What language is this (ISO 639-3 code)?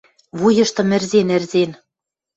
mrj